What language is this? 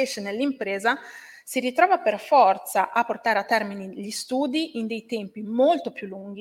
Italian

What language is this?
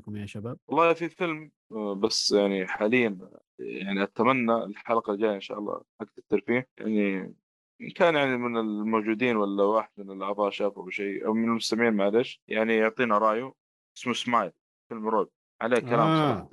Arabic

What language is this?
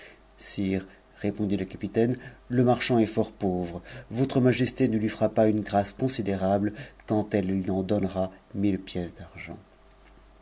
French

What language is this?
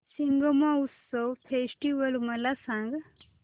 Marathi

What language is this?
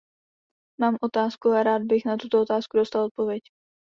Czech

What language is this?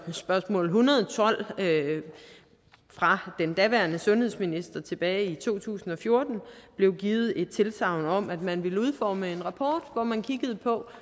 Danish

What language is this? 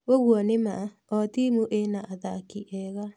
Kikuyu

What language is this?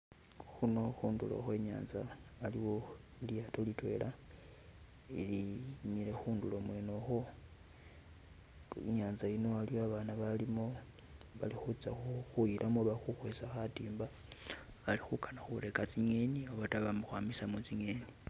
Masaaba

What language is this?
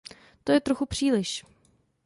Czech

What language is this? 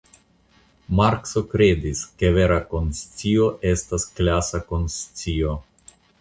Esperanto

